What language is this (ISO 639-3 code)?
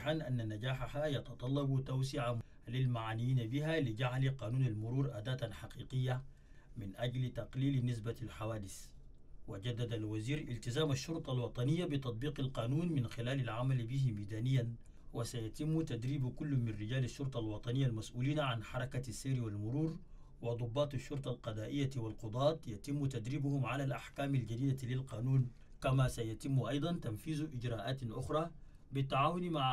ara